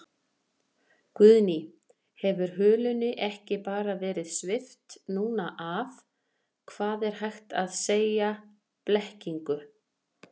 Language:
Icelandic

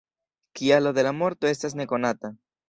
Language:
Esperanto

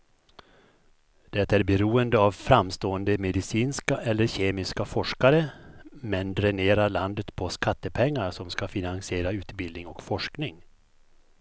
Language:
Swedish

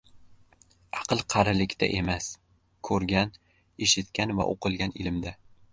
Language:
Uzbek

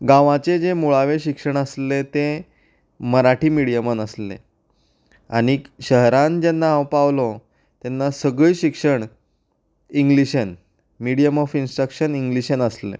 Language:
Konkani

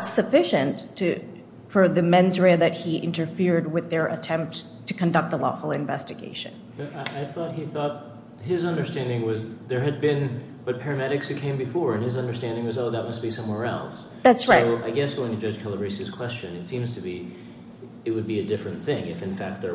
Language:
English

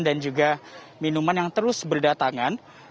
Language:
Indonesian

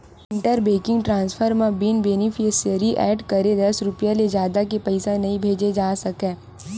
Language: Chhattisgarhi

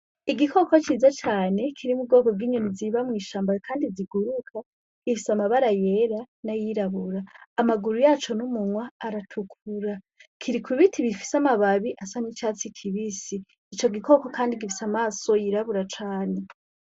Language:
Rundi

